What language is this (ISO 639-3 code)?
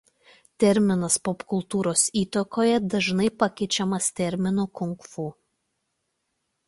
lit